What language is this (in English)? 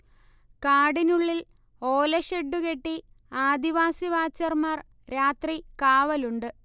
Malayalam